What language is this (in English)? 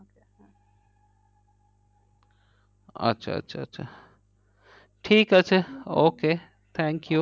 Bangla